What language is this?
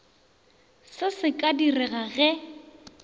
Northern Sotho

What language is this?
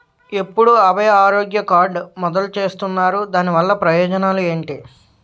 Telugu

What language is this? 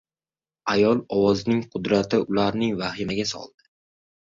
Uzbek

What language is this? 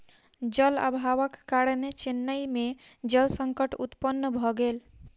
Maithili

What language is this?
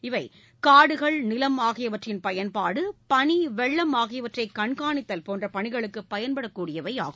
Tamil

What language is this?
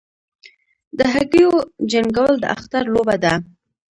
Pashto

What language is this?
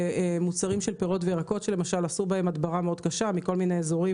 Hebrew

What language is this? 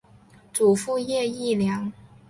Chinese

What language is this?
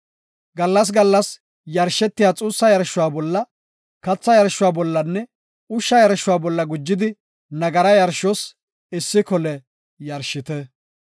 Gofa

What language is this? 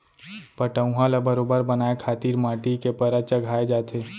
Chhattisgarhi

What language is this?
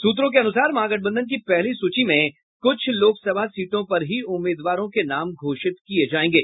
Hindi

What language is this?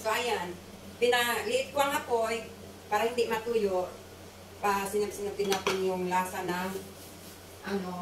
Filipino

